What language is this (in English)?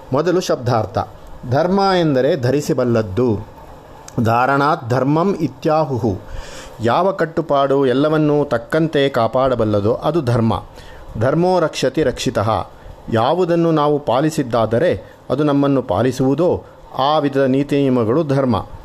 Kannada